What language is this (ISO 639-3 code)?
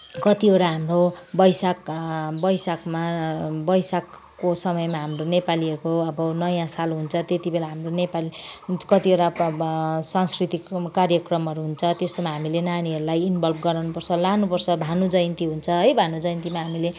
nep